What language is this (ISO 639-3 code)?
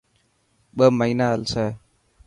mki